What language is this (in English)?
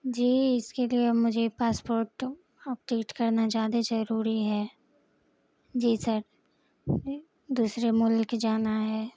Urdu